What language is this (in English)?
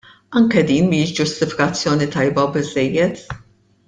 Maltese